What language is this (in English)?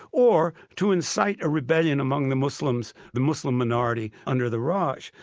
English